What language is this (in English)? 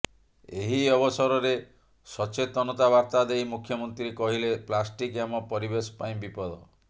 Odia